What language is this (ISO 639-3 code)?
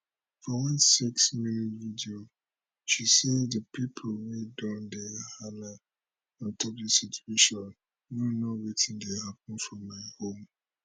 pcm